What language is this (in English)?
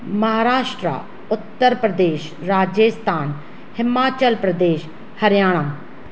Sindhi